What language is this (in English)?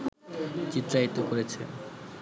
Bangla